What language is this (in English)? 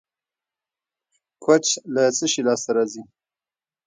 Pashto